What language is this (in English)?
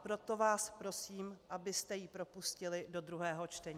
Czech